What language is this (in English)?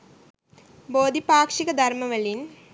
Sinhala